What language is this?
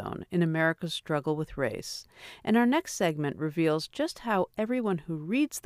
English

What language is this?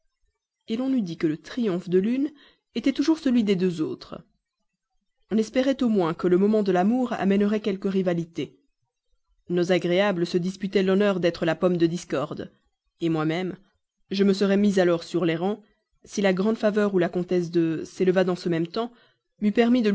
French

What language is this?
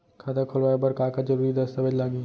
Chhattisgarhi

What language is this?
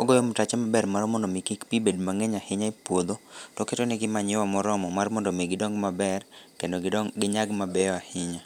Luo (Kenya and Tanzania)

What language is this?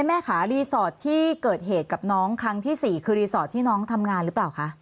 Thai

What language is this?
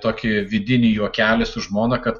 Lithuanian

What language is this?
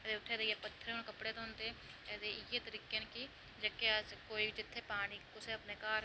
Dogri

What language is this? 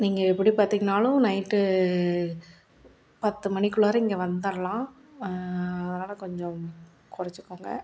Tamil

